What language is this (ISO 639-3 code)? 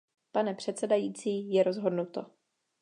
ces